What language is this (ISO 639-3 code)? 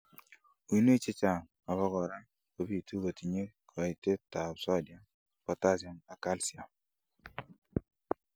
kln